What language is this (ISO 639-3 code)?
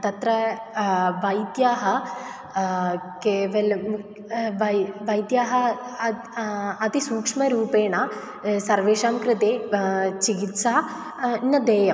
san